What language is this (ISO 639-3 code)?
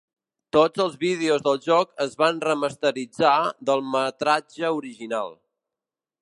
cat